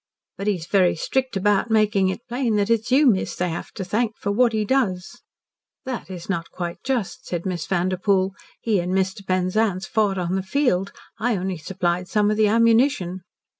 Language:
English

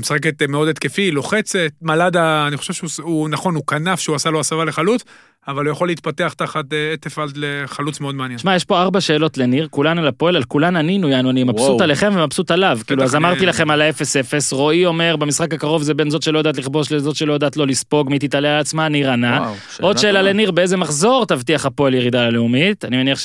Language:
Hebrew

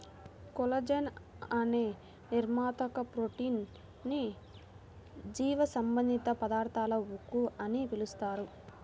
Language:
Telugu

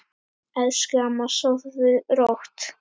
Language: Icelandic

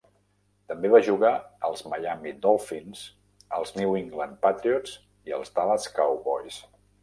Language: Catalan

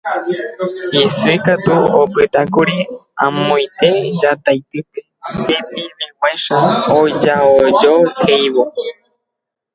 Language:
Guarani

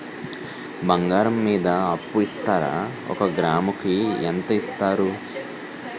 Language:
Telugu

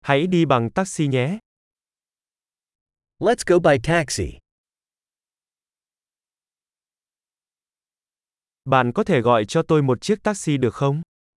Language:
Vietnamese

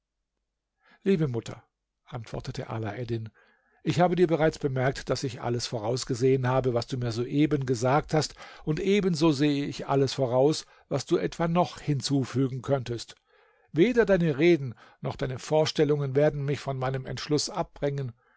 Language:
German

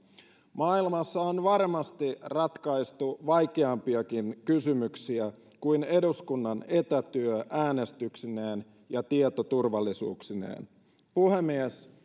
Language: Finnish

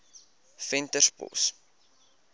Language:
Afrikaans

